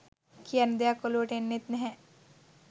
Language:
Sinhala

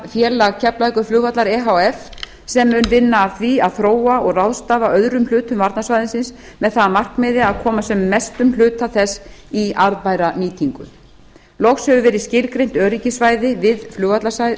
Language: Icelandic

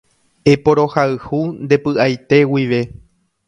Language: Guarani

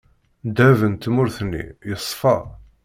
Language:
Kabyle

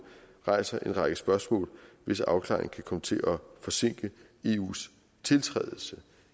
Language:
Danish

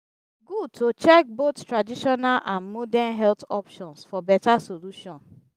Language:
Nigerian Pidgin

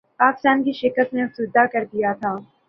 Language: Urdu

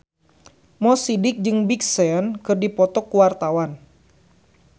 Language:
Sundanese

